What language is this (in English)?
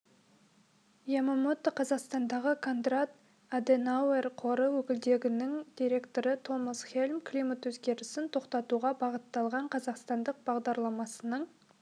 Kazakh